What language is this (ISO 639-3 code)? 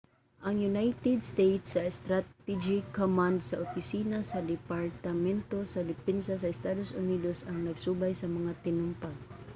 ceb